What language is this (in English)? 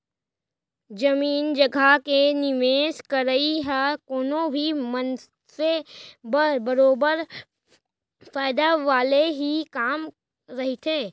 Chhattisgarhi